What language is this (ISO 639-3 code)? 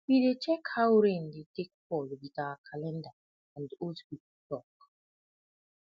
pcm